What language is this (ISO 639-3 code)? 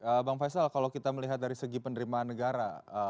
ind